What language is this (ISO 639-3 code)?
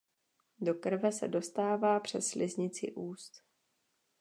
ces